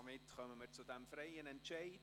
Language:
Swiss German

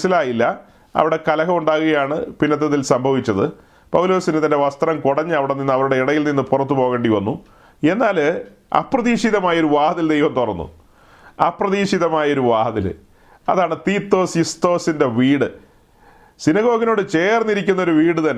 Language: Malayalam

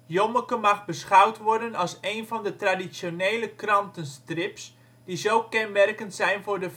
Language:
Dutch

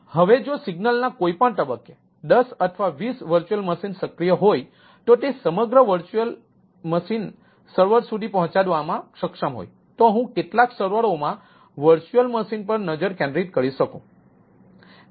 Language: Gujarati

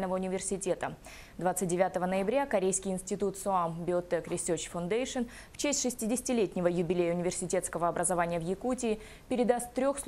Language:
Russian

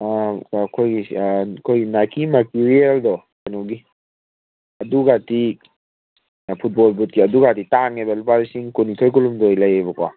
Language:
Manipuri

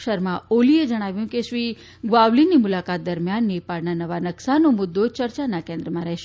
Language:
Gujarati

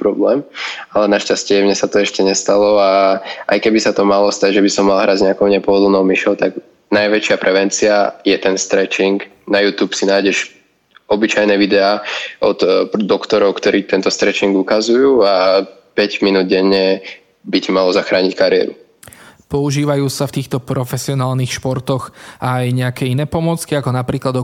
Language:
Slovak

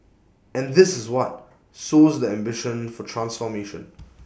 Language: English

